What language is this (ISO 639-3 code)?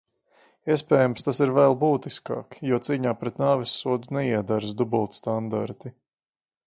lav